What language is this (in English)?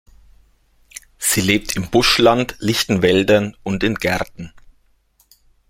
German